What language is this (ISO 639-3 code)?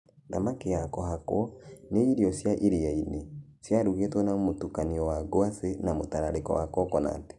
kik